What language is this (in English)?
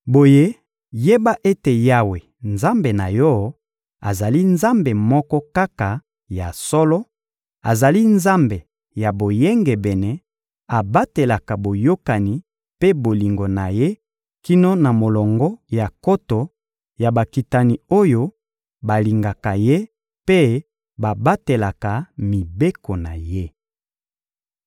Lingala